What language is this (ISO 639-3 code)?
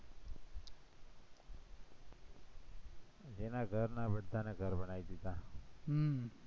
guj